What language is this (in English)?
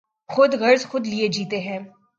Urdu